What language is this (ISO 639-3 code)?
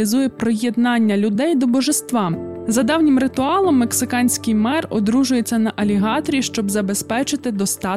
ukr